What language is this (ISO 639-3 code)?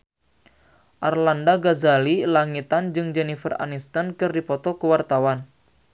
sun